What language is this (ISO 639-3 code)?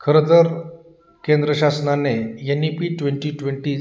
mar